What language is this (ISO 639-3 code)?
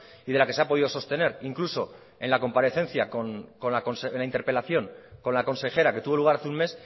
spa